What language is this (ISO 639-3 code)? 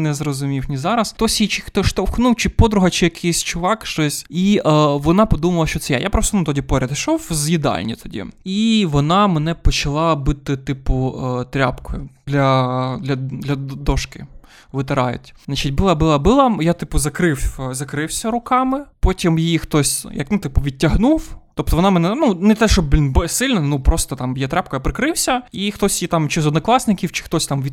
ukr